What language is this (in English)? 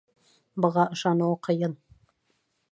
Bashkir